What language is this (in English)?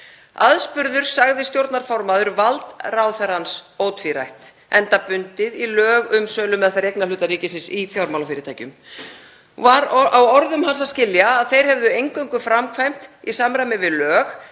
Icelandic